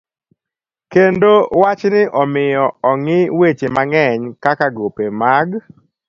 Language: Luo (Kenya and Tanzania)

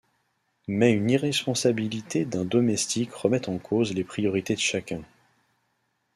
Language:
French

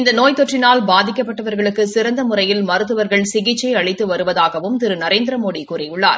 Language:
Tamil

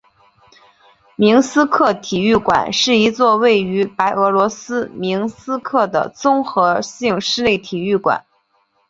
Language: Chinese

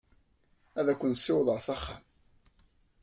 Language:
Kabyle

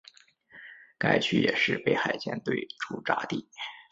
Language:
Chinese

